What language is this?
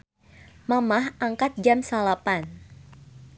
Sundanese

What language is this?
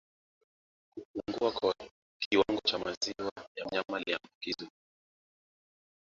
Swahili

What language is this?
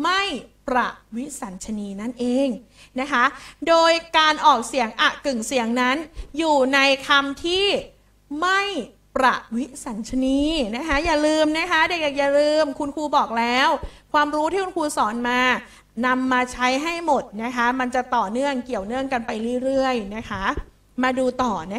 Thai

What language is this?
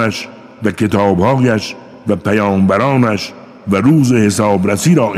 Persian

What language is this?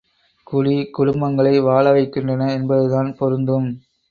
Tamil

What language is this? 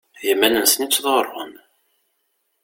Kabyle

